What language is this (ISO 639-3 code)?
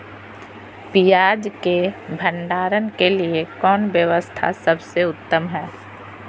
mag